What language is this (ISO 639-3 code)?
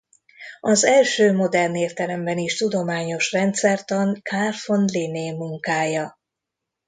hun